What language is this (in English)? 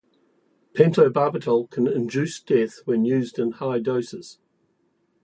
English